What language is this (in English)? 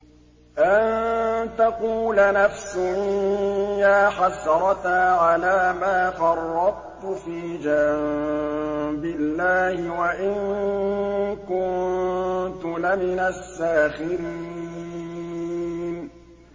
Arabic